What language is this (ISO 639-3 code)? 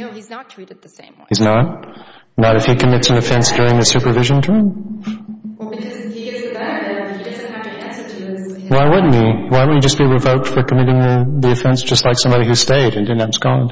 eng